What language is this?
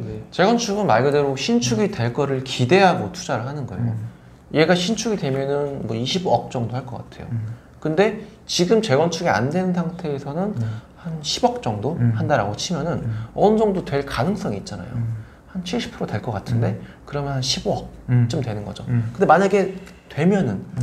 Korean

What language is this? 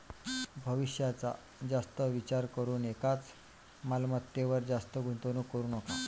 Marathi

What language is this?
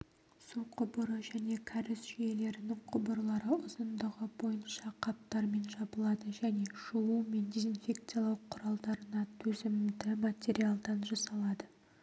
Kazakh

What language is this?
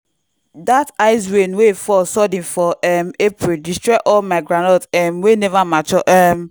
Nigerian Pidgin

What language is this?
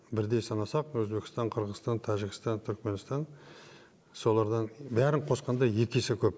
Kazakh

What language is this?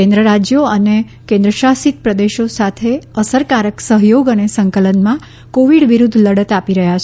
Gujarati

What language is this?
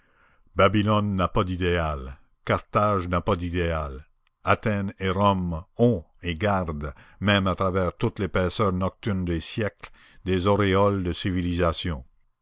French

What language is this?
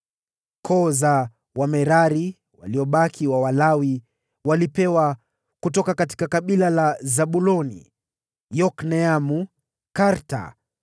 Swahili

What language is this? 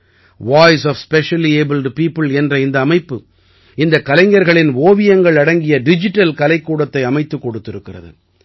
Tamil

